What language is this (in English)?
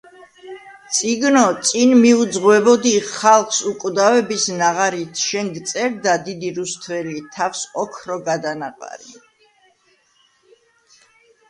Georgian